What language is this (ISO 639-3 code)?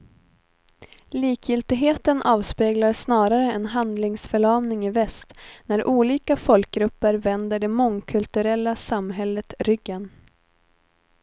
swe